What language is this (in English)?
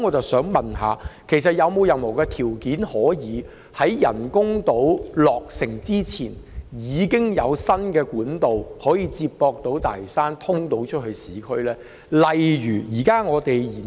Cantonese